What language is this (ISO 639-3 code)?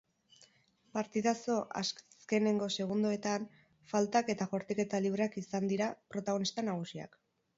eus